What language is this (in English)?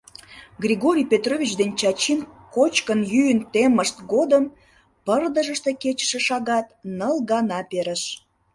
Mari